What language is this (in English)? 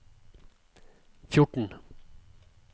Norwegian